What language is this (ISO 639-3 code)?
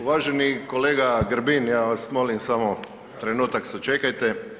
hrv